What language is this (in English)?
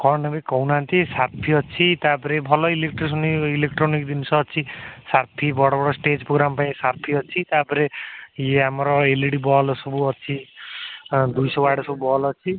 Odia